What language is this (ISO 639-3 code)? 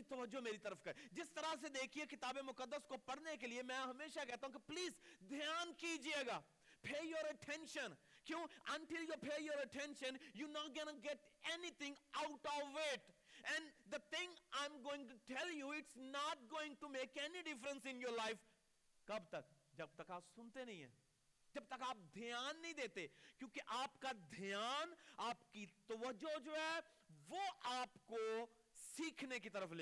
urd